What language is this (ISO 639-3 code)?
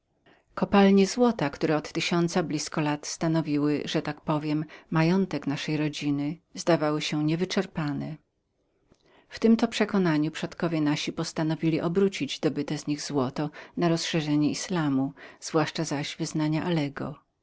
pol